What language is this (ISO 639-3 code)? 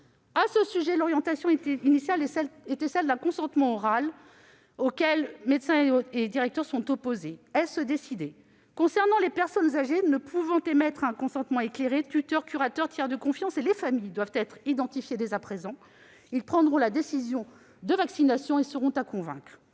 fra